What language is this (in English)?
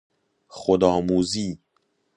Persian